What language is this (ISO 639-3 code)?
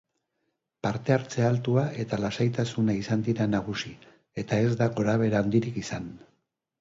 eus